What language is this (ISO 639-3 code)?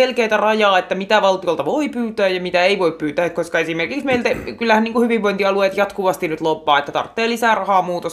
fin